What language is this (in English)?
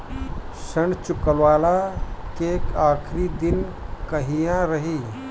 Bhojpuri